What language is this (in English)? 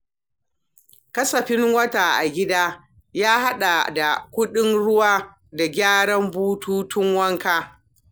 Hausa